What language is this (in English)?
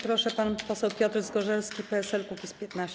Polish